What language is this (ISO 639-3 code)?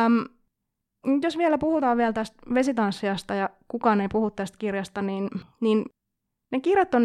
fin